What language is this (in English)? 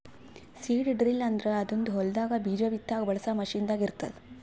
Kannada